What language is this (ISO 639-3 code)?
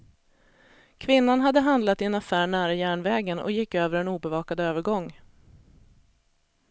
swe